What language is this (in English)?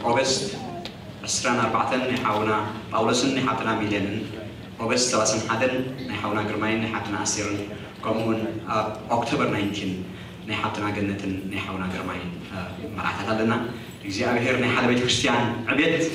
Arabic